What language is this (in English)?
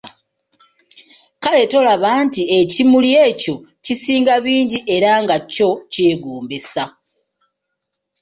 Ganda